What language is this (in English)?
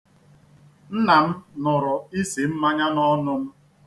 Igbo